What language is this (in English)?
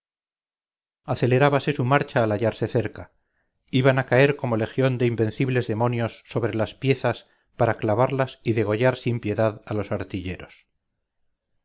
Spanish